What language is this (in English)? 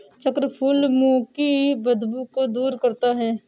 Hindi